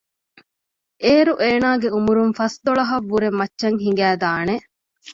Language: Divehi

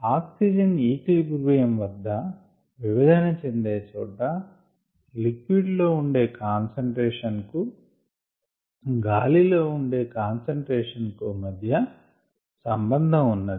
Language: Telugu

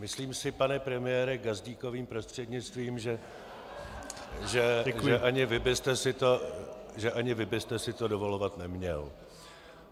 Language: Czech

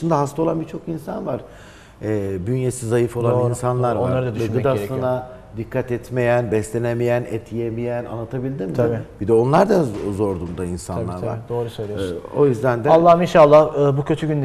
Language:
Turkish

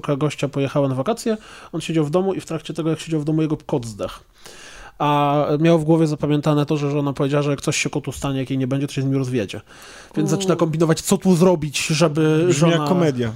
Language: Polish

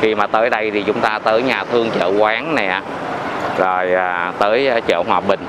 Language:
Vietnamese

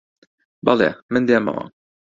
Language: Central Kurdish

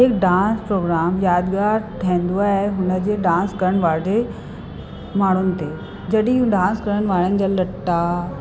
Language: Sindhi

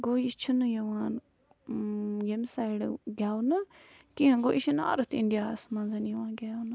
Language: Kashmiri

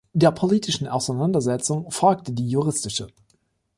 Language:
German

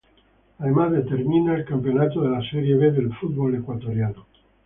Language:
Spanish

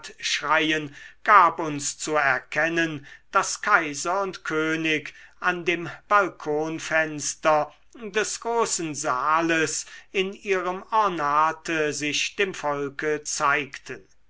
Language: German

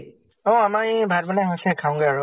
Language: Assamese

